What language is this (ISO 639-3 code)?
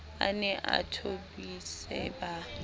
sot